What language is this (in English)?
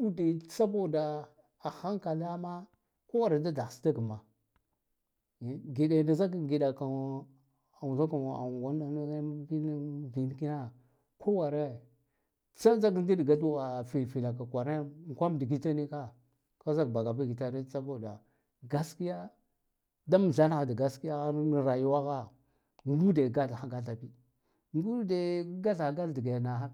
Guduf-Gava